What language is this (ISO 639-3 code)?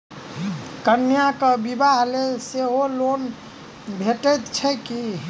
mai